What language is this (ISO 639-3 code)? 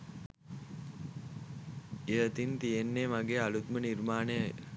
sin